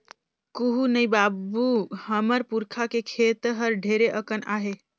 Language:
Chhattisgarhi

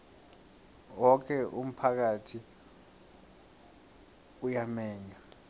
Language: South Ndebele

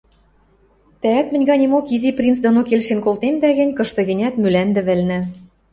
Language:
Western Mari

